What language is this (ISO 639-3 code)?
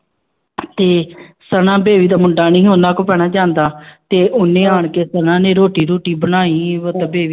pan